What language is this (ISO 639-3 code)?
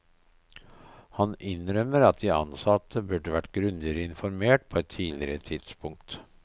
nor